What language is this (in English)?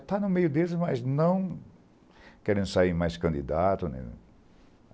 Portuguese